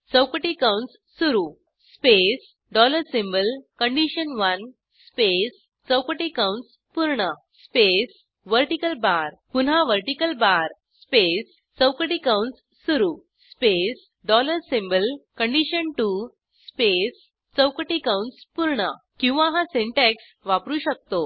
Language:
Marathi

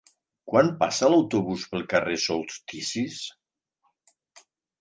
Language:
Catalan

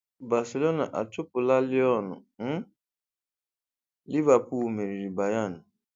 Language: Igbo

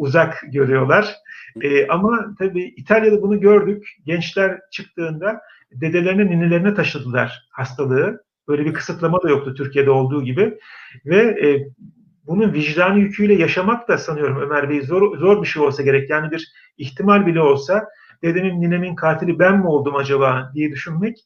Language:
Turkish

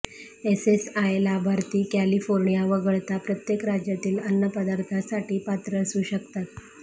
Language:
Marathi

